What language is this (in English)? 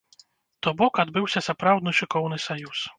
Belarusian